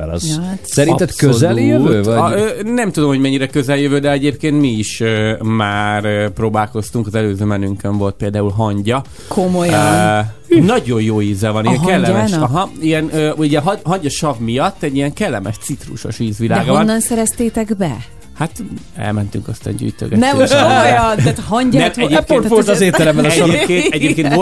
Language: Hungarian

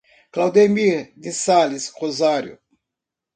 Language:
Portuguese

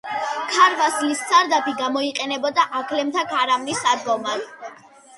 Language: Georgian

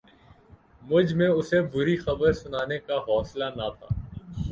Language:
Urdu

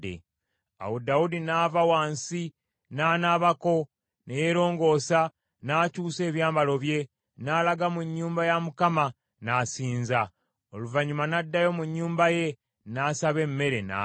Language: Ganda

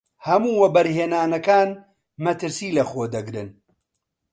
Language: Central Kurdish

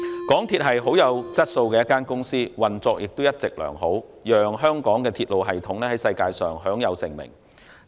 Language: Cantonese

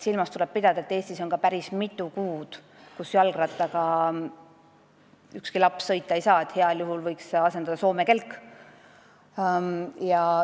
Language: Estonian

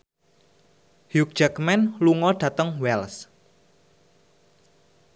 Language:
Javanese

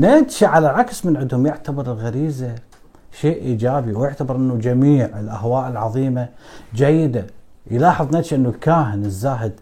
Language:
Arabic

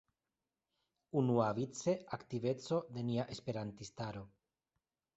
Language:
Esperanto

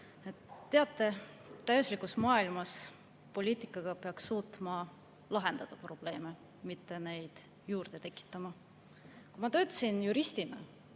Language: Estonian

